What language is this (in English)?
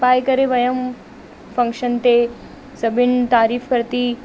Sindhi